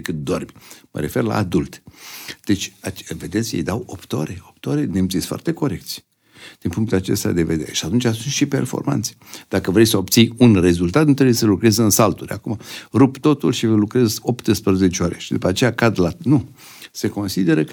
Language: Romanian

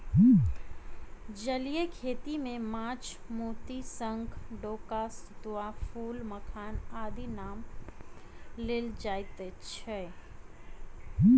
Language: Maithili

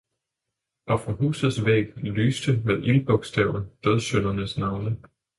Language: Danish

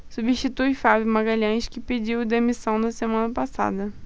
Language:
Portuguese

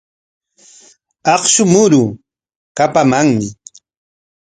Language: Corongo Ancash Quechua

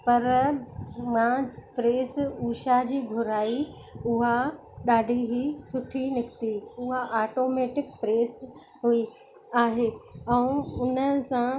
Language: Sindhi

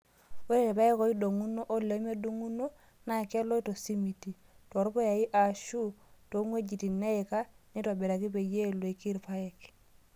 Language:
Masai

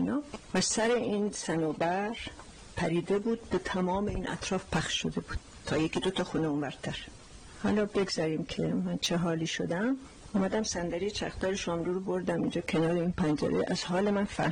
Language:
Persian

